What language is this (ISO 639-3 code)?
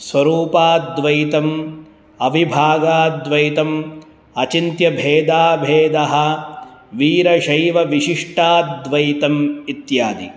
san